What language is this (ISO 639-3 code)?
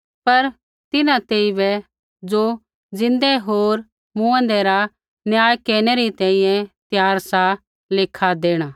kfx